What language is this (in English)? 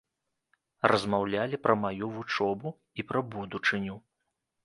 Belarusian